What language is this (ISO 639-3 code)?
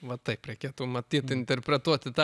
lit